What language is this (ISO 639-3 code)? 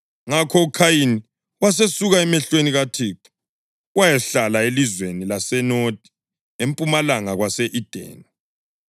nde